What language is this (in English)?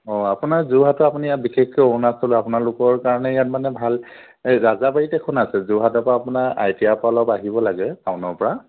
Assamese